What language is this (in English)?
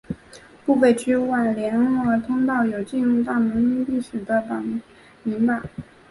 Chinese